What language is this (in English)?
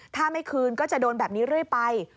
Thai